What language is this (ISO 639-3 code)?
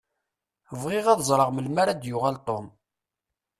kab